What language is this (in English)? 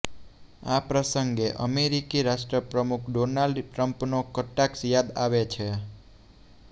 Gujarati